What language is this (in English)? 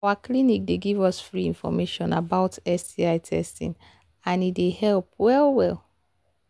Nigerian Pidgin